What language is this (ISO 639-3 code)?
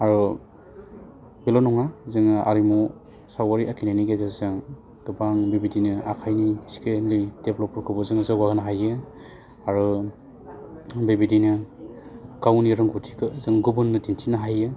brx